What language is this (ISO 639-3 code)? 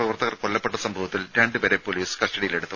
mal